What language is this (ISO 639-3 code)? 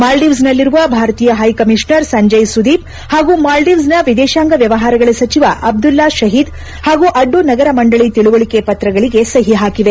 kan